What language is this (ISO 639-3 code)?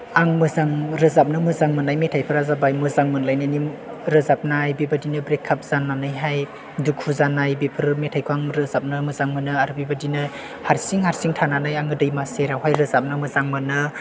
brx